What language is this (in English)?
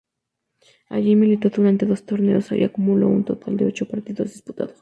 Spanish